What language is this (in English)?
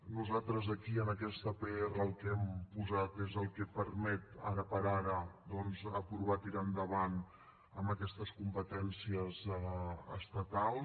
Catalan